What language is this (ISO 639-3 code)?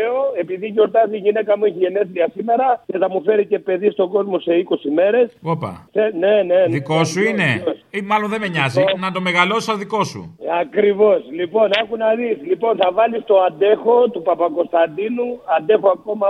ell